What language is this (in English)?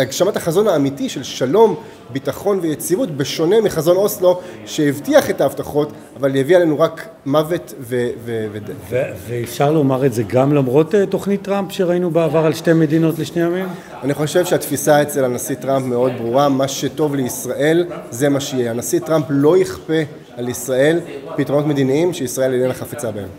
Hebrew